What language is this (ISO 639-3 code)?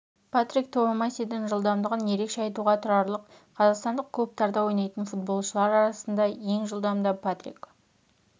kaz